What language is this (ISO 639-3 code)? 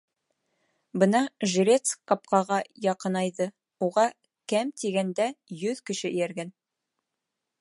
bak